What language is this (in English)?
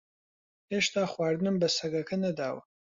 Central Kurdish